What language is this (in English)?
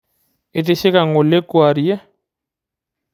Masai